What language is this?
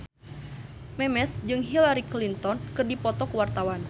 Sundanese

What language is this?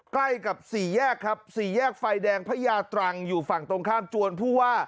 Thai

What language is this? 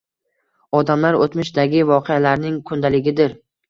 Uzbek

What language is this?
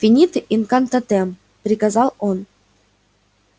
Russian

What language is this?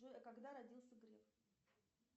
Russian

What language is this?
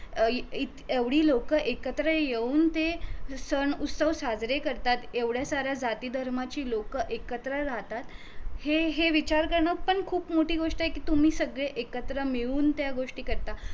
Marathi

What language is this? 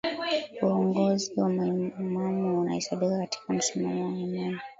Swahili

